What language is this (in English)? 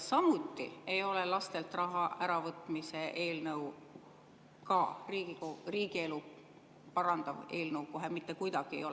Estonian